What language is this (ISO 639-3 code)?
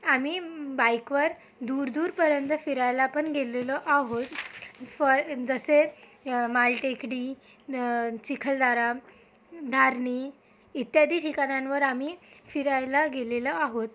mar